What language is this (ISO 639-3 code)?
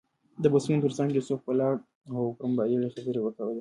pus